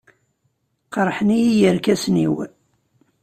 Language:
Kabyle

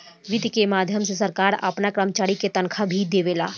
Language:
Bhojpuri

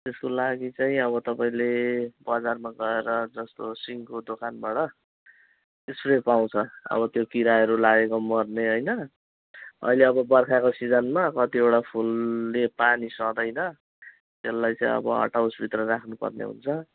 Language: Nepali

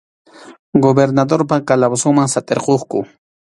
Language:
Arequipa-La Unión Quechua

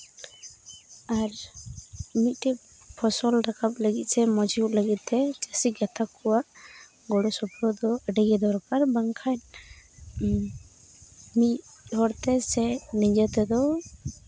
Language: Santali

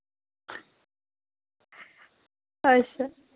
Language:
Dogri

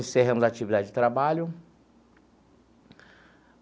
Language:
Portuguese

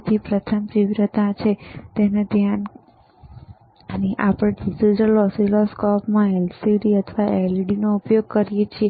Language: Gujarati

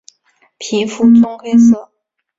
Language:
Chinese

